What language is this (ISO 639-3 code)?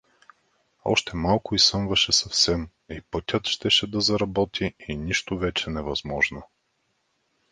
bul